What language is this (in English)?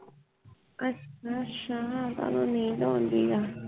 Punjabi